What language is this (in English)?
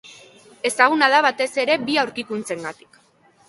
Basque